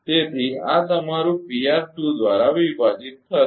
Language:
Gujarati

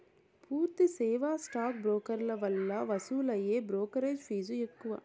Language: Telugu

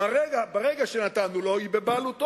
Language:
Hebrew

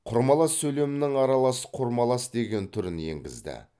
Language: Kazakh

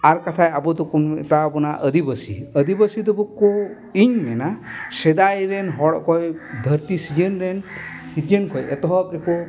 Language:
Santali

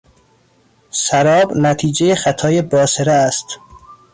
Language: Persian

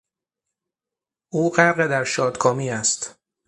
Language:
Persian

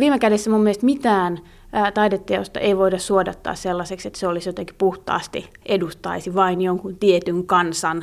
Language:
Finnish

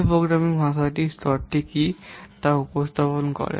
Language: Bangla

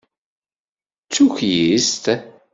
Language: Kabyle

